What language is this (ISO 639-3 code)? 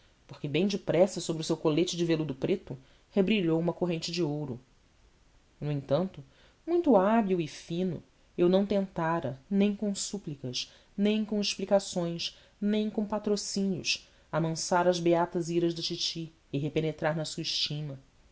por